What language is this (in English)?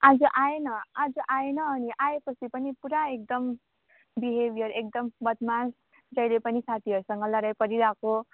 Nepali